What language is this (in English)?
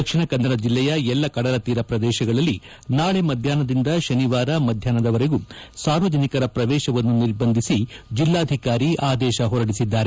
Kannada